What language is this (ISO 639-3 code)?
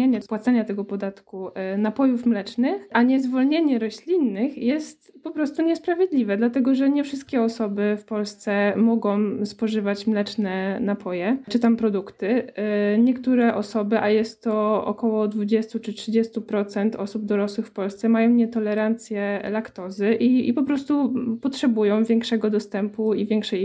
pol